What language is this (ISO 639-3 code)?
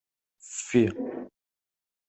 kab